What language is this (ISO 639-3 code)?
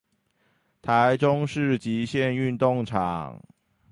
zho